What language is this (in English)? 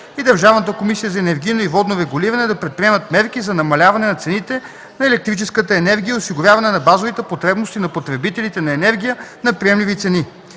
Bulgarian